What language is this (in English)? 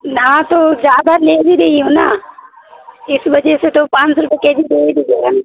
Urdu